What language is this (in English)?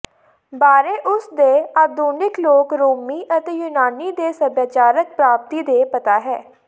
Punjabi